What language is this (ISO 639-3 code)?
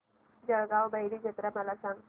mar